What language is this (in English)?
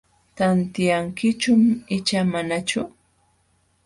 Jauja Wanca Quechua